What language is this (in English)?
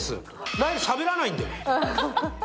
Japanese